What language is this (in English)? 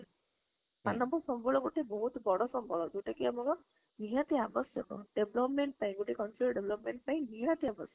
Odia